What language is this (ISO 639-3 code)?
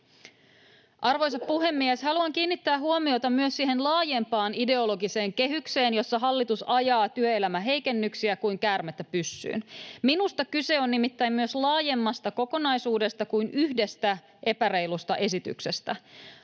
fin